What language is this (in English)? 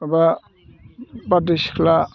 Bodo